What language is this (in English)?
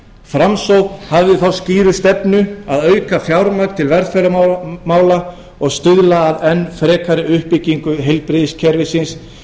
Icelandic